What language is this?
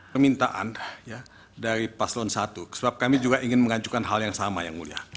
Indonesian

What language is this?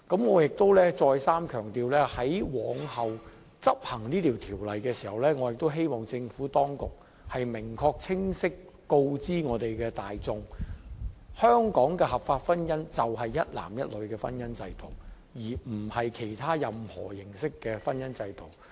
Cantonese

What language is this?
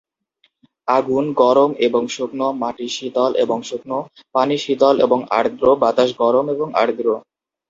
Bangla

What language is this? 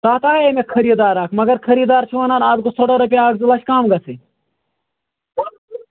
Kashmiri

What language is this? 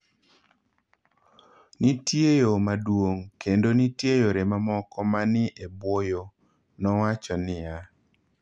Luo (Kenya and Tanzania)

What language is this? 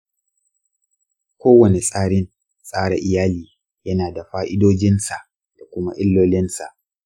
Hausa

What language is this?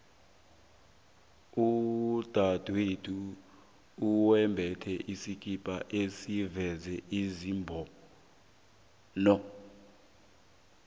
South Ndebele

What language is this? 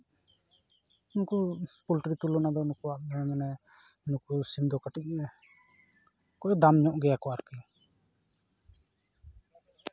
Santali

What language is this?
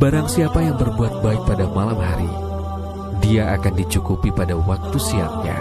Russian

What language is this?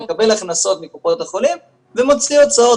Hebrew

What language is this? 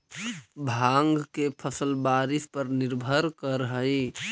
Magahi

